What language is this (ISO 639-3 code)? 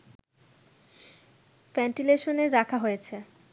ben